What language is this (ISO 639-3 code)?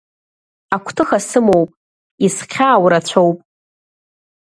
abk